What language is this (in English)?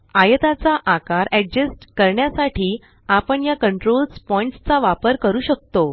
Marathi